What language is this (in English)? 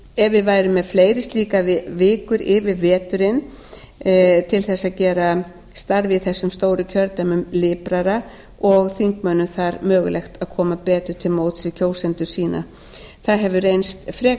Icelandic